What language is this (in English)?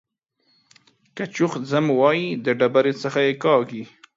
Pashto